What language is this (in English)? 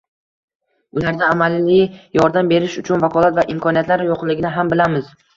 Uzbek